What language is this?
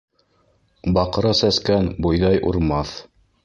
Bashkir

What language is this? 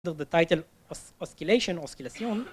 Hebrew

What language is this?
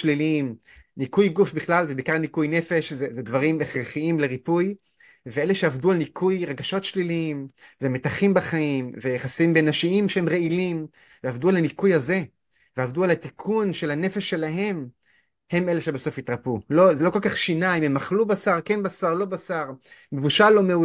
Hebrew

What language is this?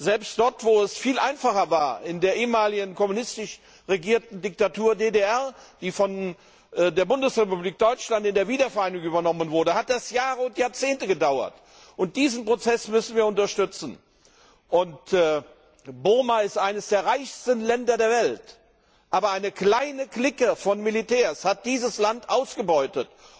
German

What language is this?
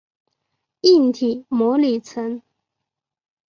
Chinese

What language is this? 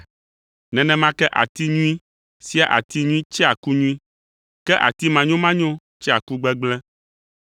Ewe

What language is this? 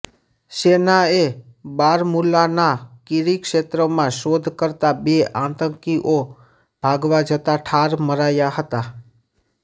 Gujarati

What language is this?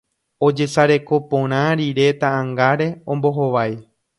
Guarani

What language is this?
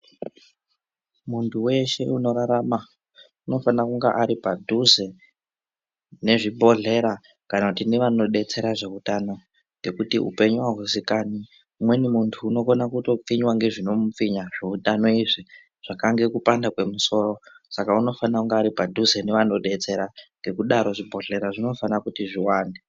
Ndau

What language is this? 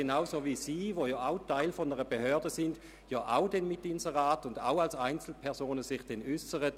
Swiss German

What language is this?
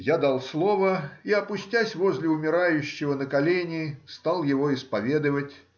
Russian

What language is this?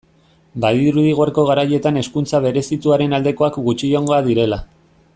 Basque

